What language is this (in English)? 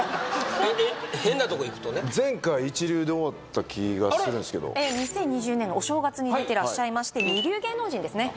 Japanese